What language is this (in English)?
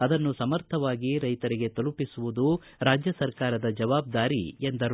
Kannada